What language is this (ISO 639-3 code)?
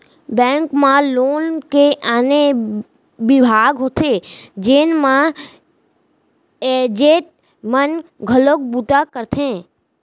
hne